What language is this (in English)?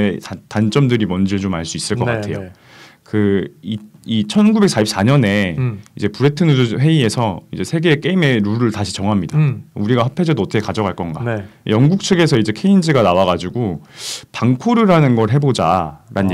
Korean